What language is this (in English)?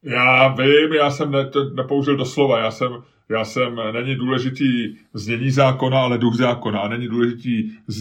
Czech